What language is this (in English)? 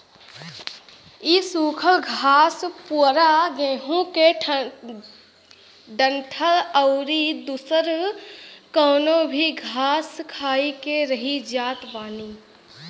Bhojpuri